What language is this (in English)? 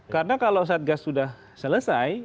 Indonesian